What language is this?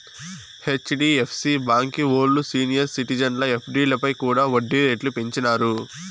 Telugu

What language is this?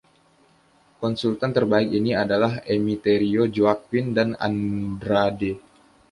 Indonesian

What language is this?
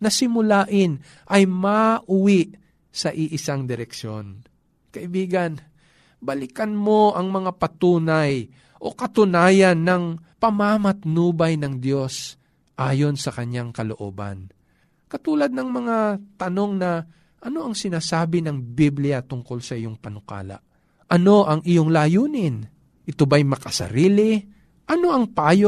Filipino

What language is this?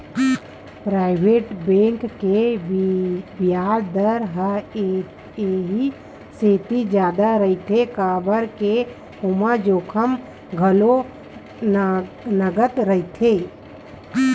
Chhattisgarhi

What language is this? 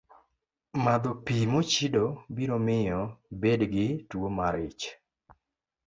Luo (Kenya and Tanzania)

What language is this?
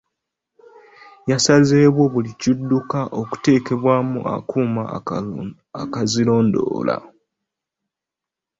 Ganda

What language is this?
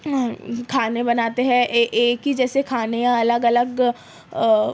Urdu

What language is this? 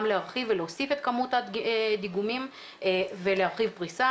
Hebrew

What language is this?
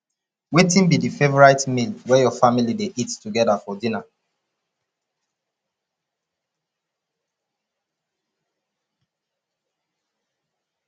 Nigerian Pidgin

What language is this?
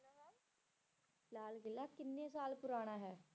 Punjabi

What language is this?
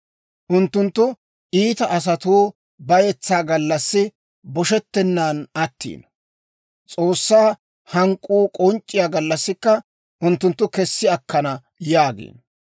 Dawro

